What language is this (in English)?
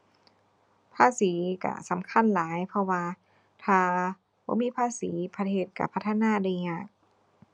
Thai